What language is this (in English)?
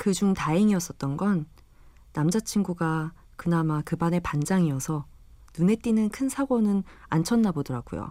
Korean